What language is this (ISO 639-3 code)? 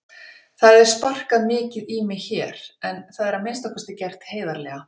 isl